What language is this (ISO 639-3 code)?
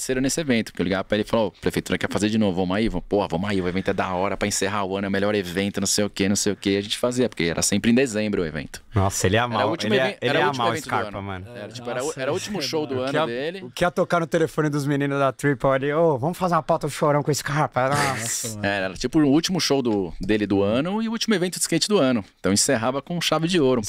por